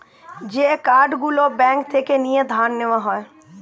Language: Bangla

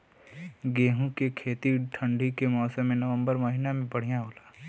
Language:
Bhojpuri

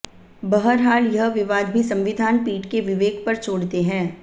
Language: Hindi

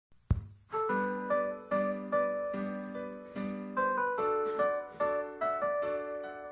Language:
Indonesian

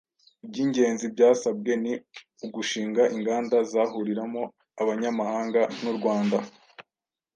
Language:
Kinyarwanda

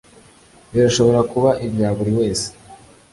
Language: Kinyarwanda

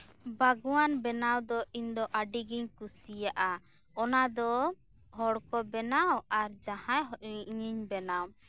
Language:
Santali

